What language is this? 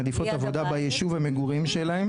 Hebrew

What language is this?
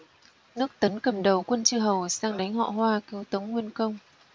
Vietnamese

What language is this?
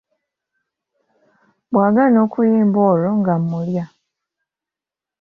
Ganda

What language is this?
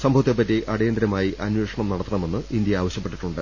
Malayalam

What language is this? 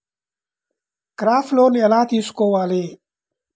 Telugu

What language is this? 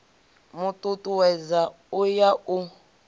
Venda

